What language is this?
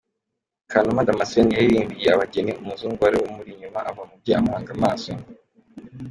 Kinyarwanda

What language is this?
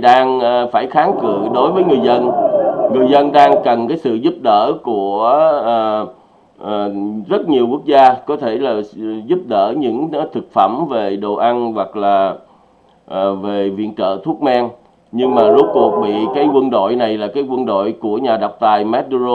Vietnamese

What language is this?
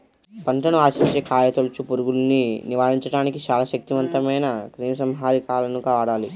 Telugu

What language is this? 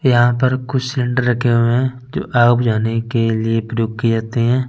Hindi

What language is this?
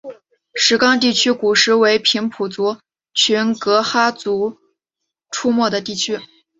Chinese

